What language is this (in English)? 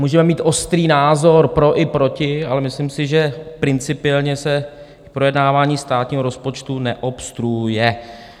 Czech